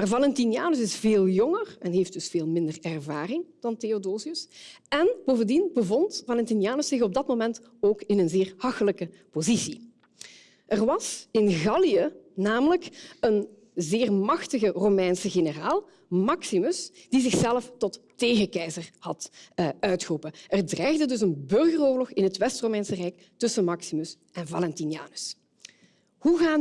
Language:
Dutch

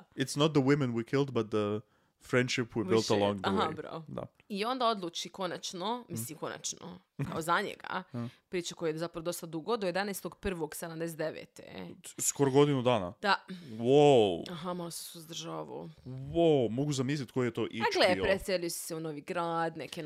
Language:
Croatian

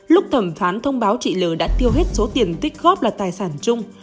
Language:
Vietnamese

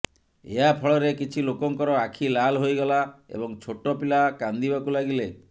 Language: Odia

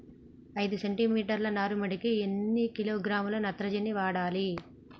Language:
Telugu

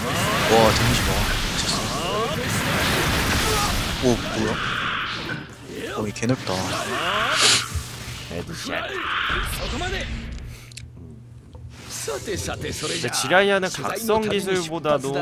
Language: Korean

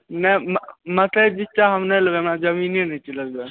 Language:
Maithili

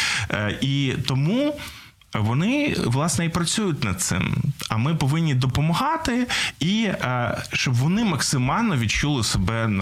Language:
Ukrainian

